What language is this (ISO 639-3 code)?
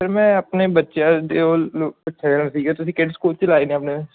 pan